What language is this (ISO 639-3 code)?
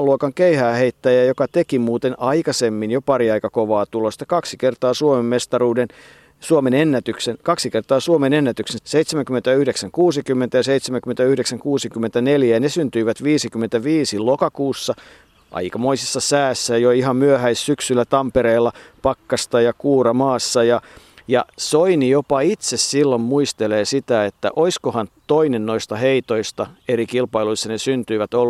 fin